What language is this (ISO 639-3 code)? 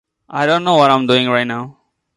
eng